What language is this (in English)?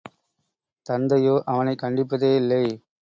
Tamil